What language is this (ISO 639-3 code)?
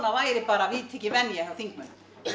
isl